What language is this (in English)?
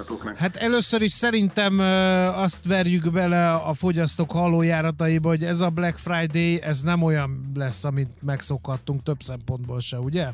Hungarian